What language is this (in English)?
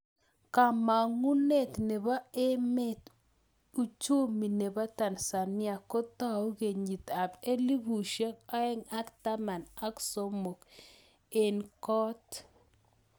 Kalenjin